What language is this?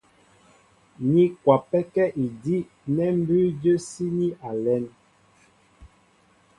Mbo (Cameroon)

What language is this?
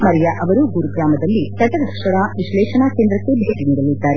Kannada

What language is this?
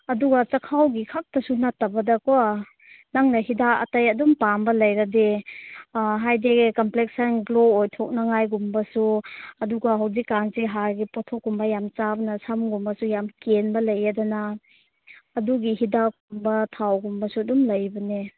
Manipuri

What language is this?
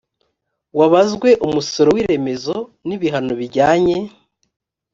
Kinyarwanda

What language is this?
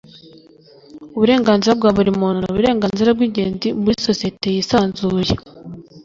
Kinyarwanda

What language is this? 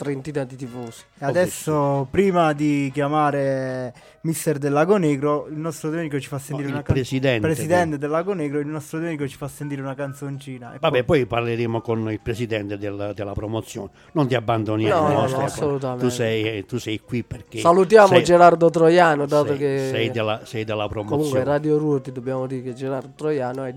Italian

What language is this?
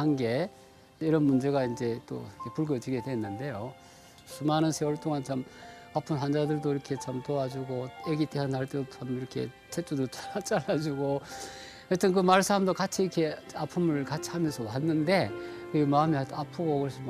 Korean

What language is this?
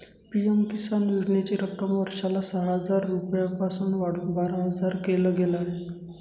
Marathi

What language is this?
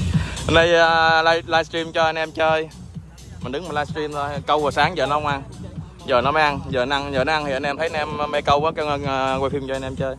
Vietnamese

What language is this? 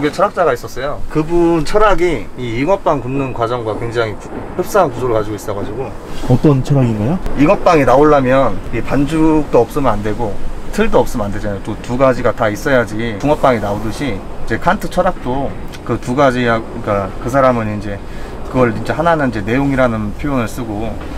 Korean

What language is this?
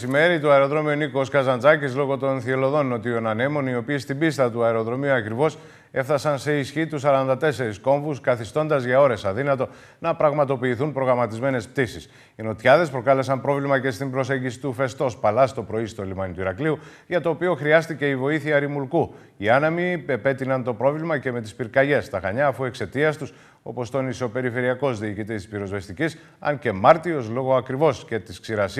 Greek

